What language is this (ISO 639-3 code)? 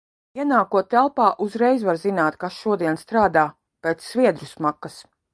lav